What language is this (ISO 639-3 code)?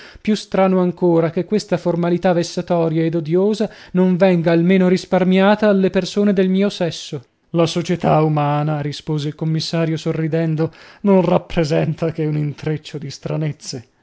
ita